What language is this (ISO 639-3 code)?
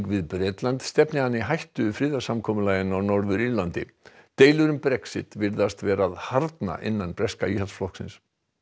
isl